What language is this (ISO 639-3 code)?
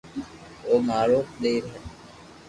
lrk